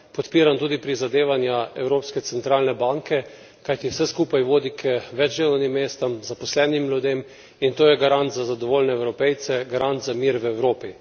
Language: Slovenian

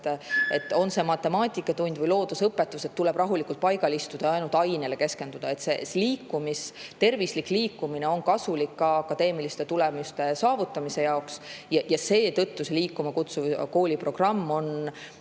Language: Estonian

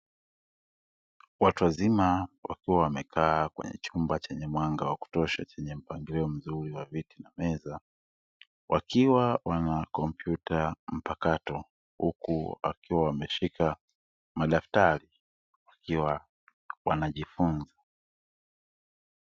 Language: Swahili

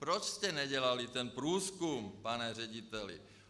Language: Czech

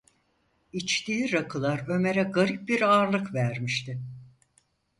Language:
Turkish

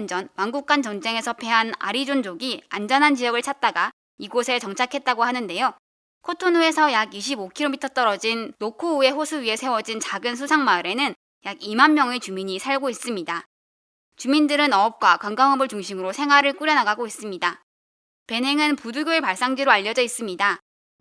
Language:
Korean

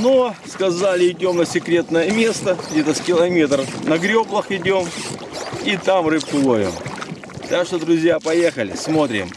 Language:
Russian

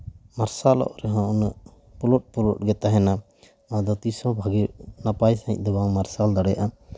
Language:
Santali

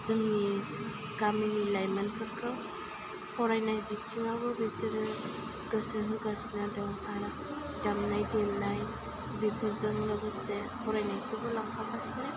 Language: Bodo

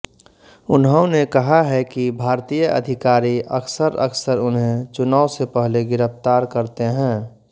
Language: Hindi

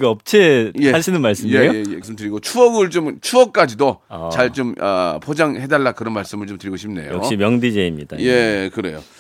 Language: Korean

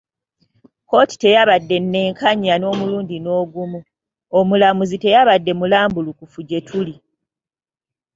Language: Ganda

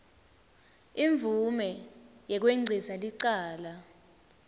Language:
Swati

